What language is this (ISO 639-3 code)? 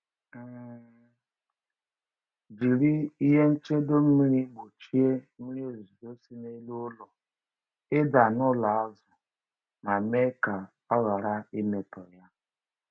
ibo